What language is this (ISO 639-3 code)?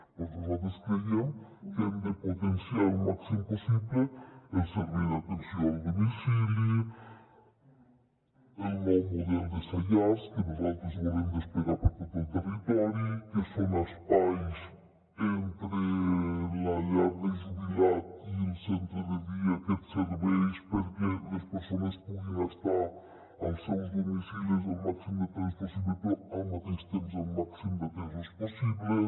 cat